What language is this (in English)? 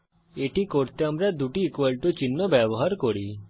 Bangla